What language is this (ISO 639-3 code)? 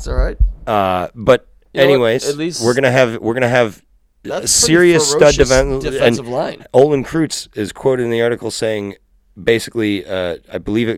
eng